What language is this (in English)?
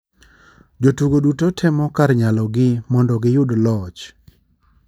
Luo (Kenya and Tanzania)